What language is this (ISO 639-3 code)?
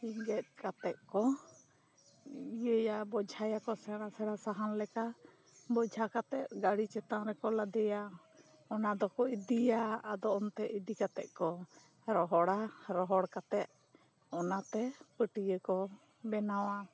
sat